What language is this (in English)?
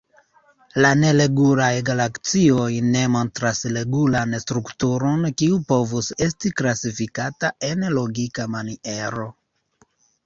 Esperanto